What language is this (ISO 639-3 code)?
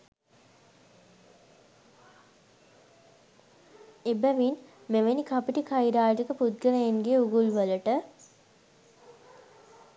sin